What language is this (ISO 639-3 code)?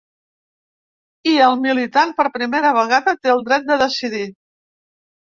cat